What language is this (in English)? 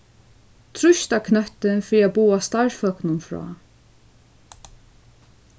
Faroese